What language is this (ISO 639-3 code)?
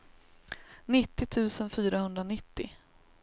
swe